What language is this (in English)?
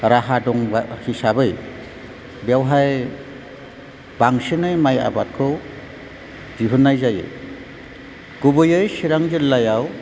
Bodo